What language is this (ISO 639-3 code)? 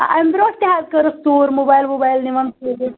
kas